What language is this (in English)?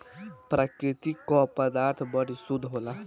Bhojpuri